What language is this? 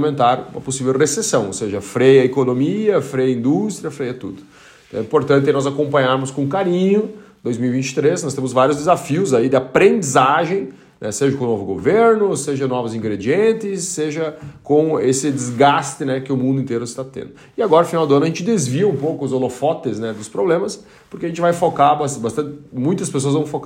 Portuguese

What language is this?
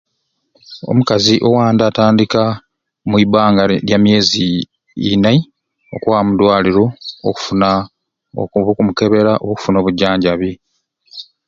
Ruuli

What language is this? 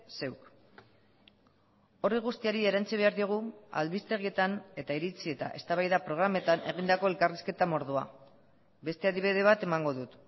Basque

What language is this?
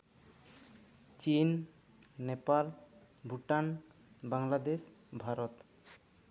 Santali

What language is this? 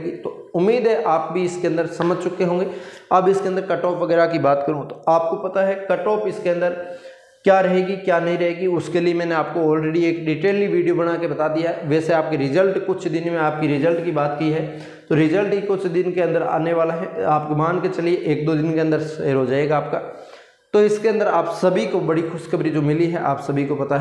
Hindi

